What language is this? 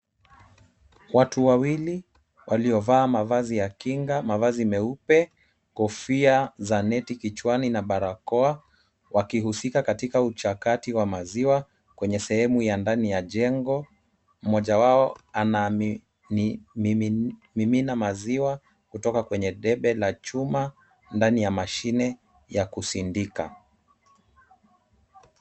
Swahili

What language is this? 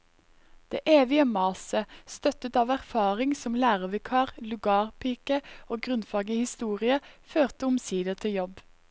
Norwegian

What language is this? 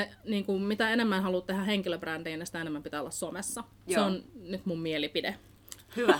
Finnish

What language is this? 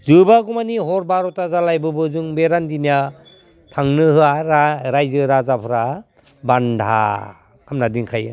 Bodo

